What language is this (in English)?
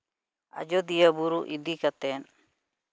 Santali